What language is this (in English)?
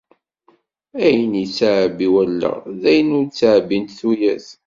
Kabyle